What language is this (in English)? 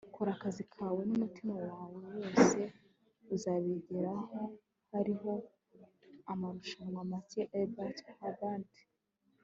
Kinyarwanda